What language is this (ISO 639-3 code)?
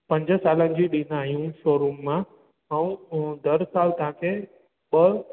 snd